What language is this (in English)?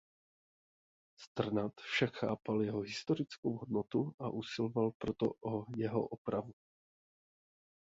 Czech